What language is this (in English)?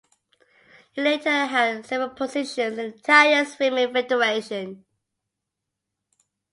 English